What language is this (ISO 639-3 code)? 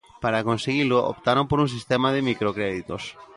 glg